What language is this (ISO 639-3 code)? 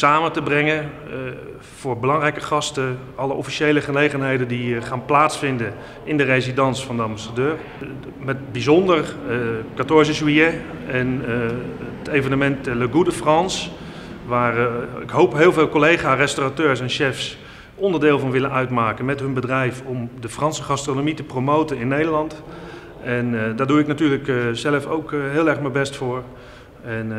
nld